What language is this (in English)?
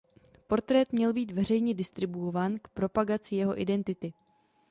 Czech